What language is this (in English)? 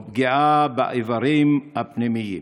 Hebrew